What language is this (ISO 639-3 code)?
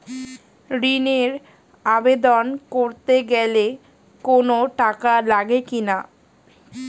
ben